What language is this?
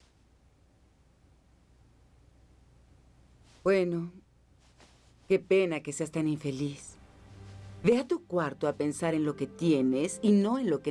Spanish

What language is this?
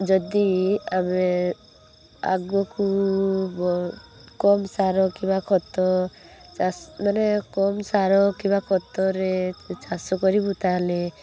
Odia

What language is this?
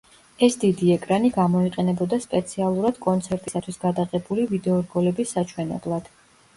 Georgian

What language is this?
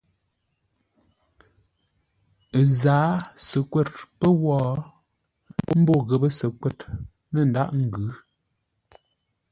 Ngombale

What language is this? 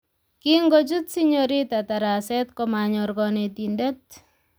Kalenjin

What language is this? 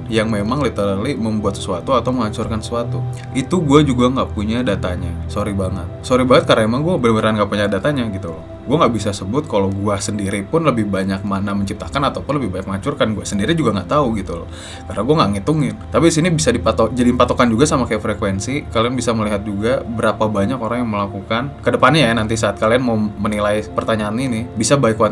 Indonesian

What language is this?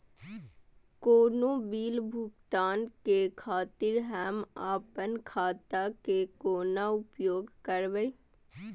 Maithili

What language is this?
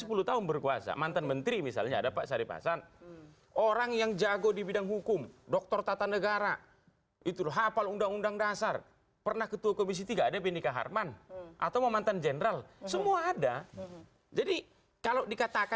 Indonesian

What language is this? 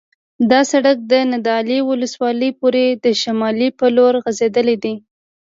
Pashto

